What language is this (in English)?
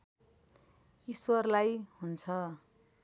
Nepali